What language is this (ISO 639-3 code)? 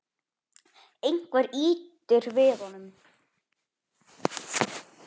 isl